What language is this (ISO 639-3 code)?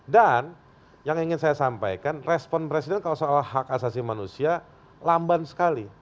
ind